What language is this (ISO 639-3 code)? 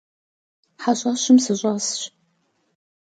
kbd